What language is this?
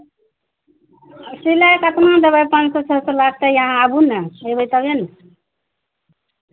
Maithili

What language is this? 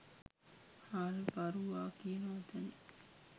Sinhala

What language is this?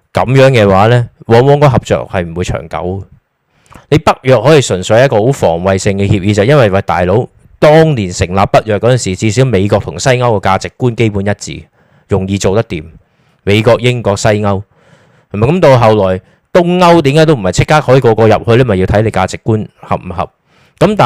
Chinese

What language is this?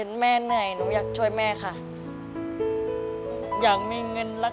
Thai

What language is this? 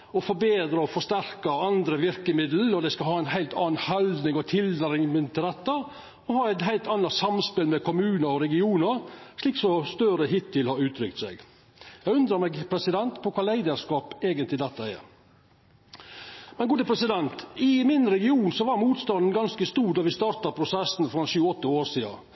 Norwegian Nynorsk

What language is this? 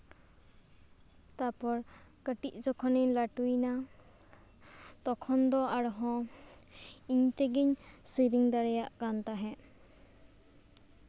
Santali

